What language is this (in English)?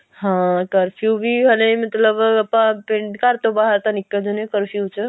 Punjabi